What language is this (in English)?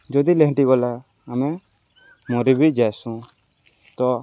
Odia